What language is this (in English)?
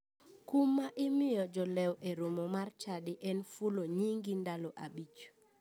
Luo (Kenya and Tanzania)